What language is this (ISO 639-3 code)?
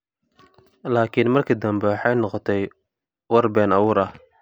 som